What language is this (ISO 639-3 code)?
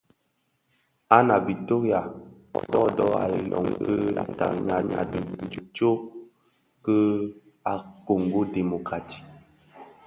ksf